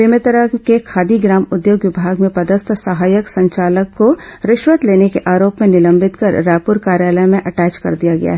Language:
Hindi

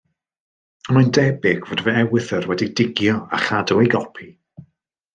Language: Welsh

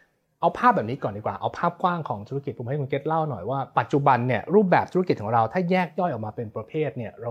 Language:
Thai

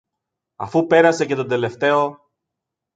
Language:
Greek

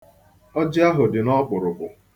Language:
Igbo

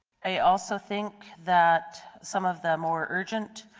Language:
English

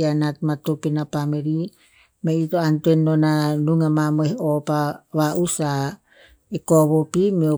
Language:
Tinputz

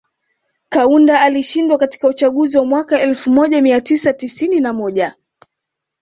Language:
Swahili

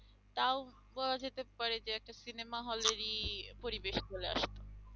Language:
Bangla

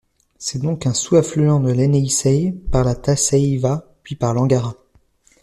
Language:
French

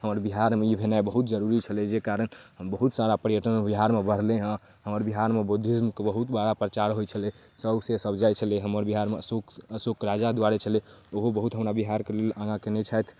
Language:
Maithili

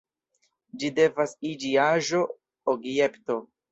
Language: Esperanto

